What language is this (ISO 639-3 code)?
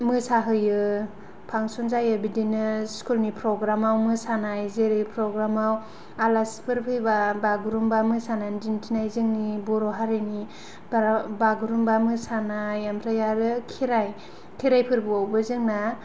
brx